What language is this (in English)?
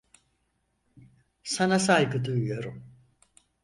Turkish